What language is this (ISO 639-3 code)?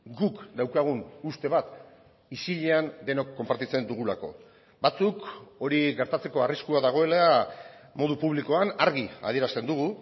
eus